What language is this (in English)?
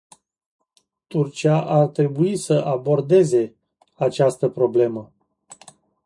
Romanian